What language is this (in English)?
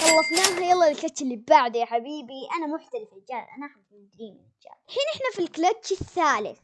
Arabic